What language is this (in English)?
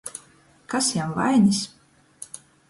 Latgalian